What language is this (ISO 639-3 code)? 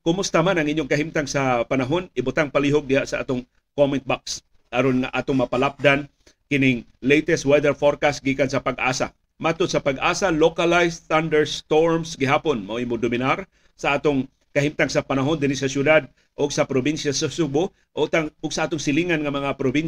fil